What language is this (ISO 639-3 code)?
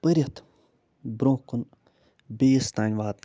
kas